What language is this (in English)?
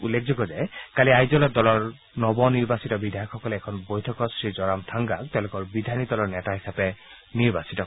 Assamese